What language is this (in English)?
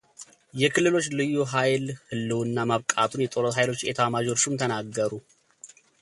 Amharic